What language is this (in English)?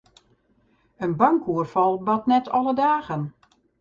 Western Frisian